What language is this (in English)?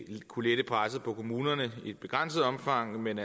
Danish